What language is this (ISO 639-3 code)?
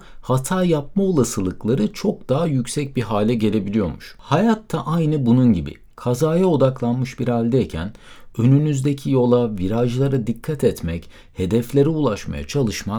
tur